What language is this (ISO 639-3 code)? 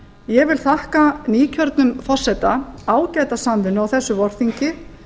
isl